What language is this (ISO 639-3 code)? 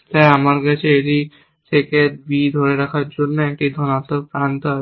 ben